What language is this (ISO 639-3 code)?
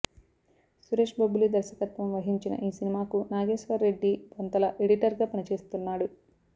tel